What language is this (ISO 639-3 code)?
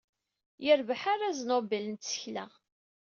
kab